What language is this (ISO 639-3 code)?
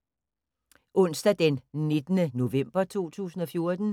dan